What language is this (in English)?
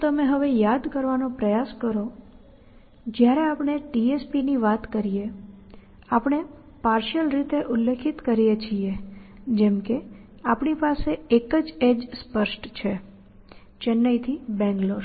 Gujarati